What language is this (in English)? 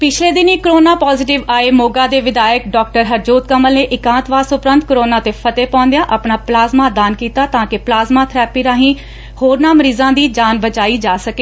Punjabi